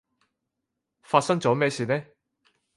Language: Cantonese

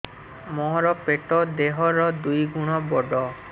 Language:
Odia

